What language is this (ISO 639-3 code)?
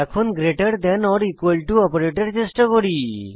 ben